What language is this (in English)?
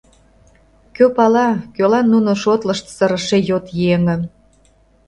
Mari